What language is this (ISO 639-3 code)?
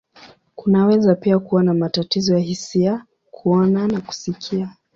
swa